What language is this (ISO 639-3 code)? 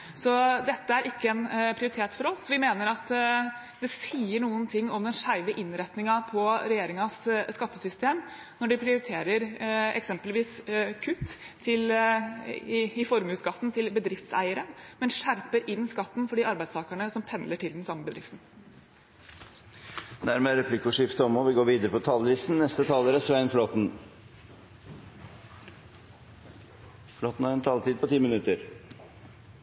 nor